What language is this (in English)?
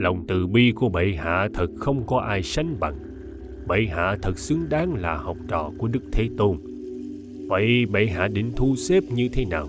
Vietnamese